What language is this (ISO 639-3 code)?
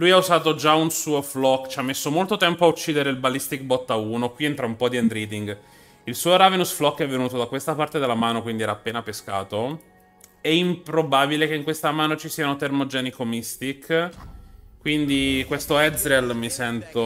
ita